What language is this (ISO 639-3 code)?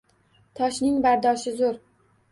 uzb